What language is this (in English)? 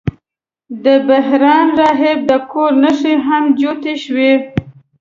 Pashto